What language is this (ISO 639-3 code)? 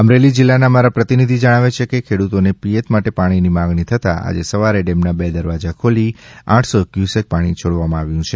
guj